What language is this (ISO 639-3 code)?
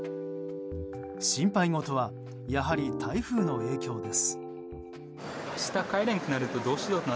jpn